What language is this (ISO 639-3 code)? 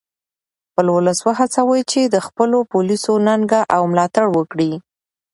pus